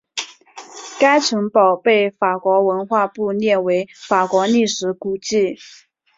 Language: Chinese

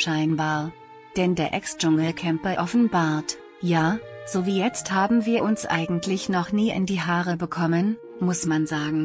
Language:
German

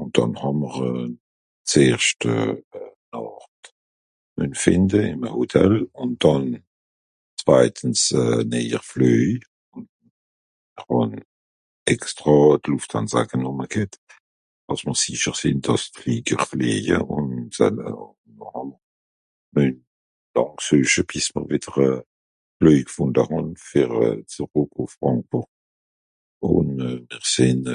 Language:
Swiss German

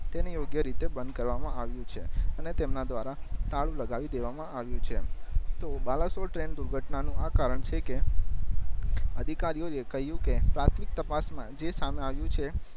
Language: Gujarati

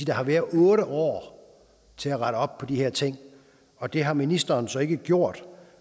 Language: Danish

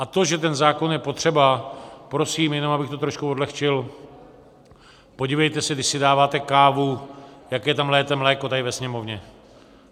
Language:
Czech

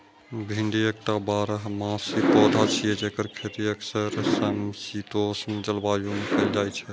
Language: Maithili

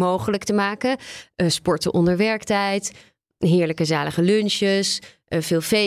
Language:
Dutch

